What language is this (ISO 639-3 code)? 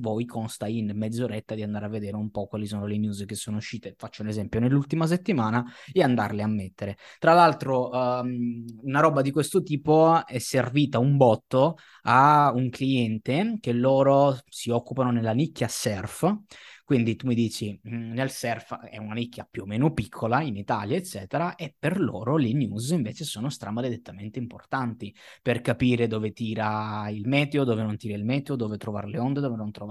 ita